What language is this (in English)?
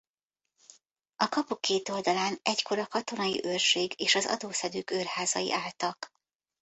Hungarian